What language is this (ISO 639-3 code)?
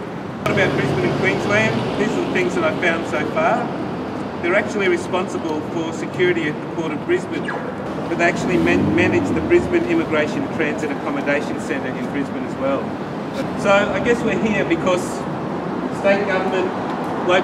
eng